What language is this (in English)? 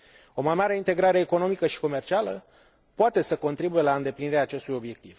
Romanian